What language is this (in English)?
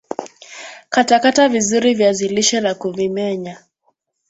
Swahili